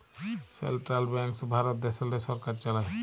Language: Bangla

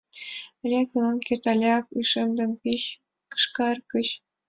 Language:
Mari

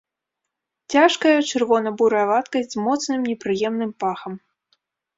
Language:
Belarusian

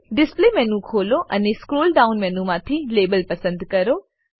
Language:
Gujarati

